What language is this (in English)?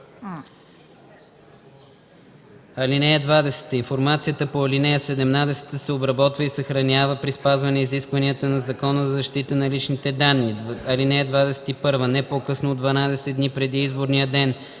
Bulgarian